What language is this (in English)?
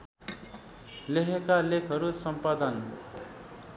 Nepali